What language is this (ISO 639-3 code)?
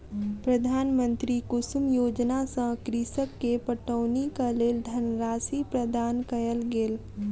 mai